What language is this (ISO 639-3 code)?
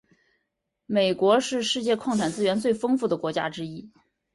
zho